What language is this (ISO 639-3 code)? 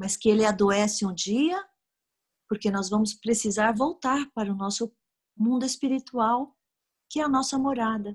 por